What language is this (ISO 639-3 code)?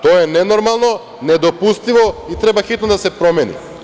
srp